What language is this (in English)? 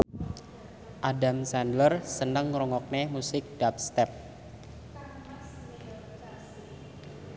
Javanese